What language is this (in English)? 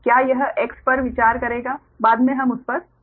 Hindi